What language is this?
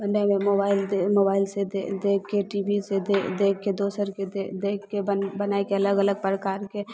Maithili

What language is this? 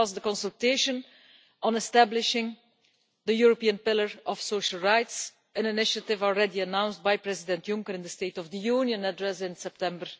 English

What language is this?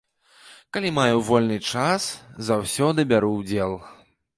Belarusian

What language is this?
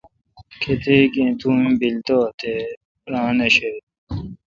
Kalkoti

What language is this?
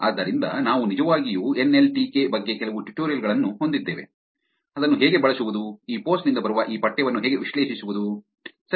Kannada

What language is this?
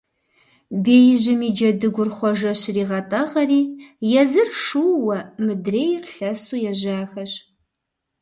Kabardian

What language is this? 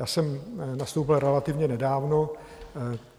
Czech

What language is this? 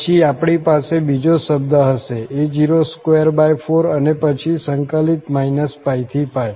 Gujarati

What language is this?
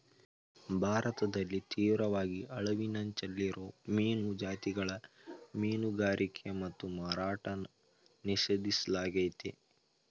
Kannada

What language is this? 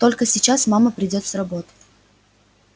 Russian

